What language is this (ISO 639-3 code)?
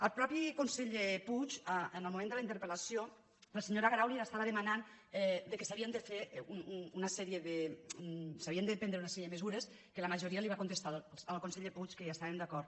cat